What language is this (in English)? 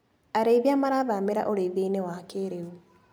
Kikuyu